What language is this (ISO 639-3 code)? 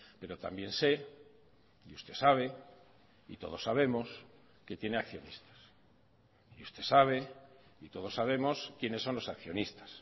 spa